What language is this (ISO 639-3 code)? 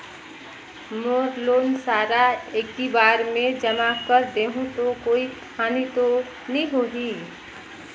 hne